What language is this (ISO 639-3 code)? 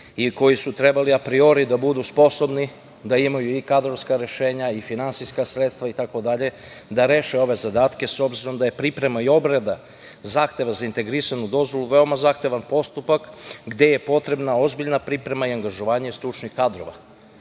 srp